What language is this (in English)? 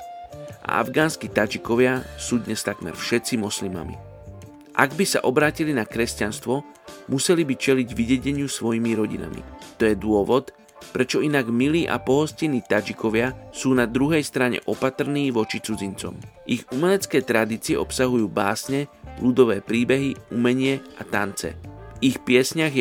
Slovak